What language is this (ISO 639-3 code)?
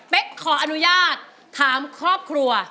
tha